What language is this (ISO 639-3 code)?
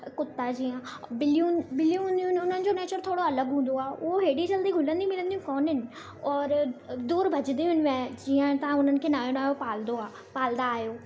snd